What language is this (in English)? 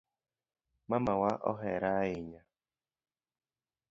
Luo (Kenya and Tanzania)